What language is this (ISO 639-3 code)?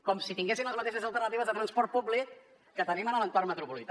cat